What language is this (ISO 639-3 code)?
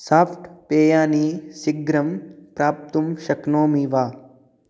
san